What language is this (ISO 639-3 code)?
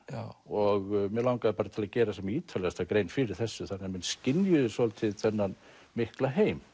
isl